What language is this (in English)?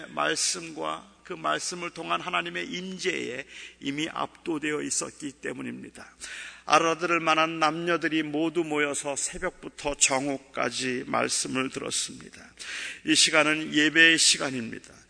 Korean